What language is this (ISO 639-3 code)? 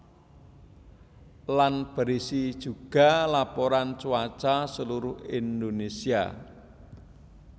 jav